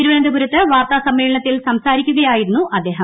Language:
Malayalam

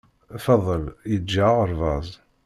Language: Kabyle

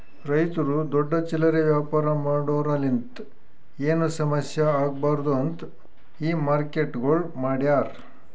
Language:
Kannada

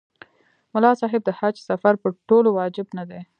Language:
Pashto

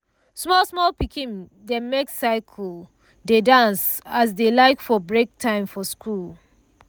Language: Nigerian Pidgin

